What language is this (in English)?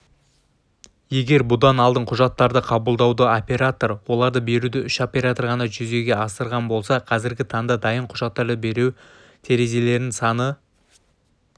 Kazakh